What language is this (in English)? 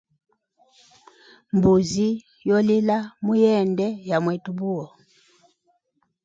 Hemba